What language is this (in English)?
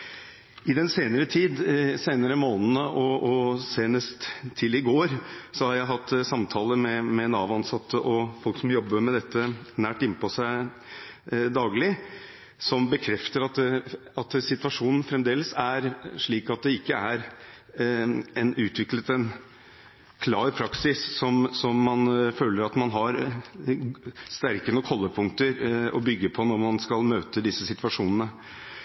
Norwegian Bokmål